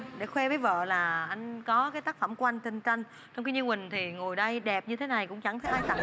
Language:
Vietnamese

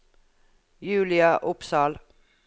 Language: Norwegian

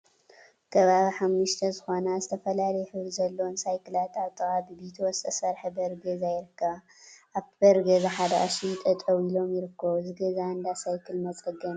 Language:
Tigrinya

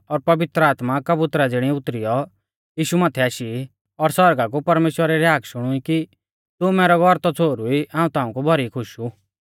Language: Mahasu Pahari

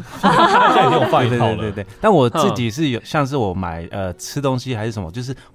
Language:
Chinese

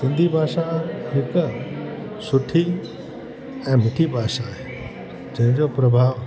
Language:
Sindhi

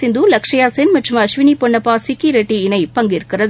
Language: Tamil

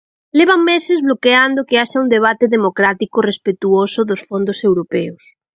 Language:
Galician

